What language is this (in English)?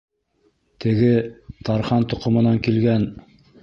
Bashkir